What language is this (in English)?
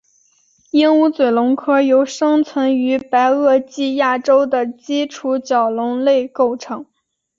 Chinese